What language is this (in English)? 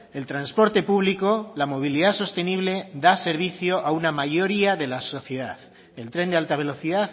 Spanish